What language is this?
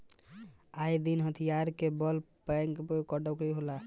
Bhojpuri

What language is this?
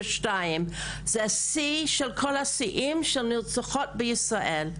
Hebrew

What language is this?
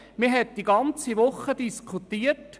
Swiss German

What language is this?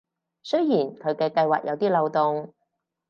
Cantonese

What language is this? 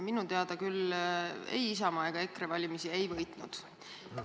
Estonian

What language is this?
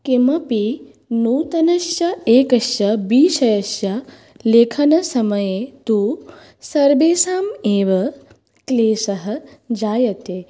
Sanskrit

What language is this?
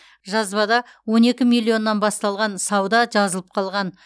Kazakh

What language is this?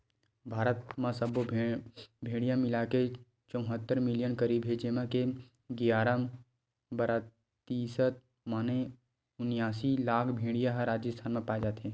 Chhattisgarhi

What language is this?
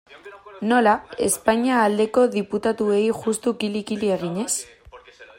Basque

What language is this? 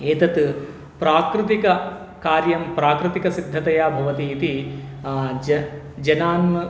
Sanskrit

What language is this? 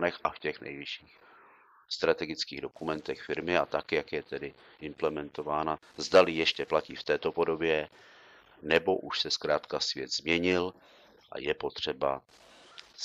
Czech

